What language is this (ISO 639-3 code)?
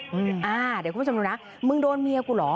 tha